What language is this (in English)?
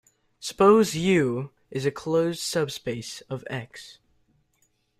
English